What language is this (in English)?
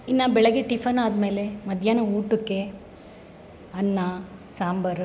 Kannada